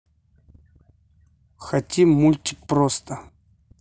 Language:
Russian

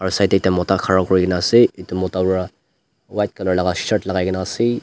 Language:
Naga Pidgin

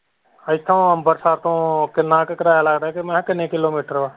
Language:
Punjabi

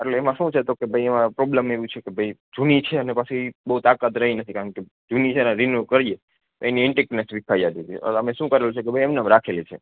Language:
Gujarati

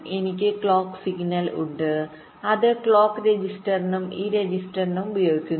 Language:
Malayalam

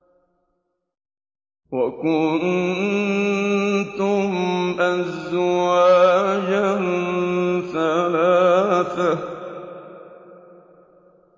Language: Arabic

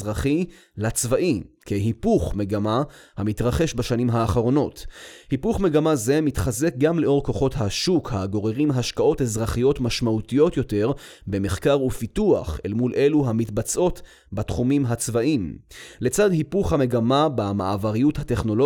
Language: Hebrew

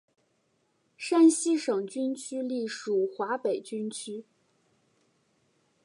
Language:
Chinese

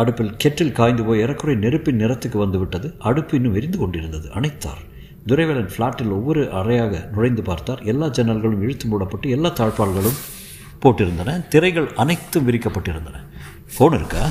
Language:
Tamil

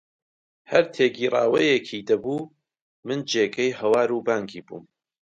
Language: Central Kurdish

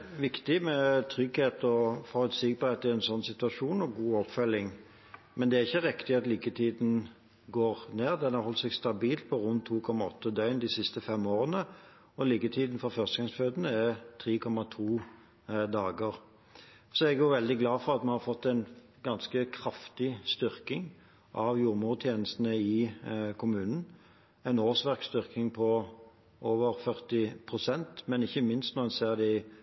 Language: Norwegian Bokmål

